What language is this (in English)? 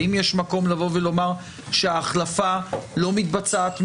Hebrew